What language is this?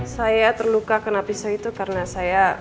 Indonesian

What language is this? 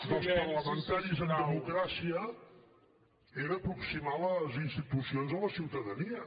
Catalan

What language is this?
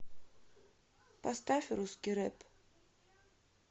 Russian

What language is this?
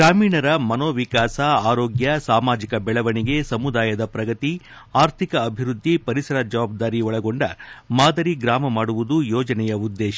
Kannada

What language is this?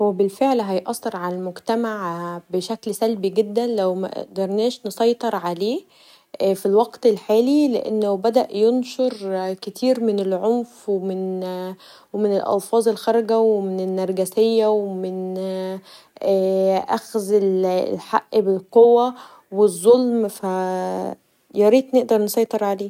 Egyptian Arabic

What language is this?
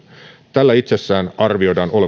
Finnish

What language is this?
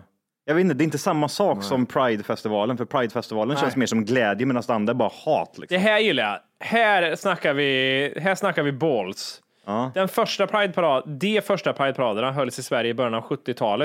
Swedish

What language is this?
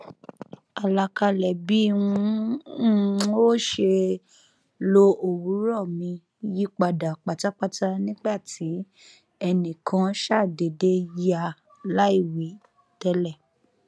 Yoruba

